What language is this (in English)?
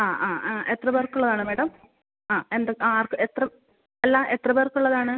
Malayalam